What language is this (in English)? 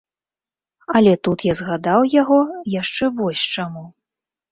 Belarusian